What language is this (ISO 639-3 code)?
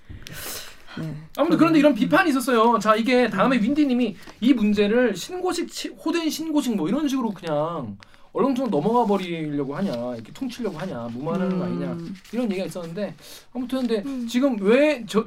kor